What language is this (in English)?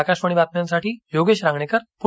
Marathi